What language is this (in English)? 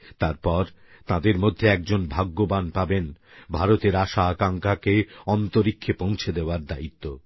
Bangla